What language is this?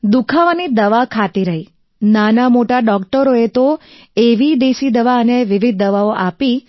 Gujarati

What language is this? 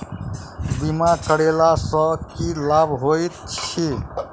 Maithili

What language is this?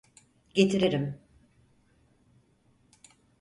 Turkish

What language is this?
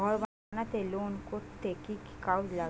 Bangla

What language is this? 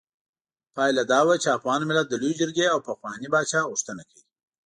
Pashto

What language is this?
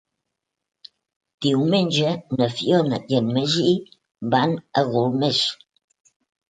Catalan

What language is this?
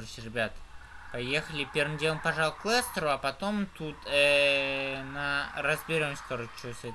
Russian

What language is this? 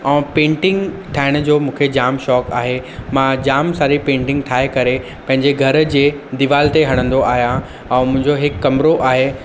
Sindhi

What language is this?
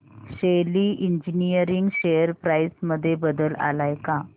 Marathi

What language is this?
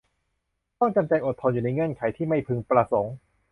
Thai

